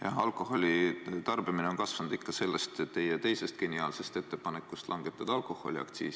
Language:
Estonian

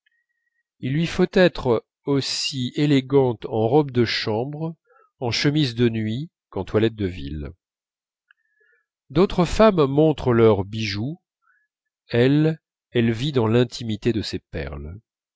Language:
French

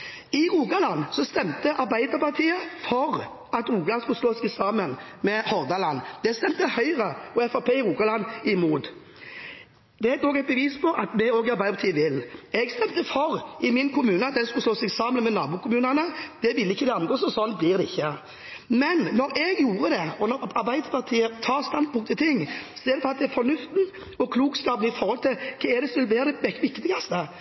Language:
Norwegian Bokmål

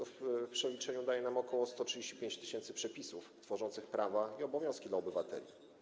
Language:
Polish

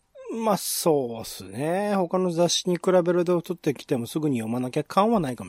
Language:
Japanese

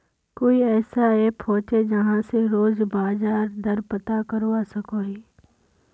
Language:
Magahi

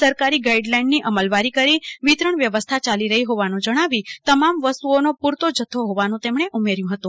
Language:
Gujarati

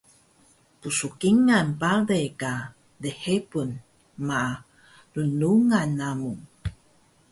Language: Taroko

